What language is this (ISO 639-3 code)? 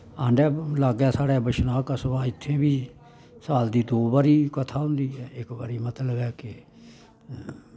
doi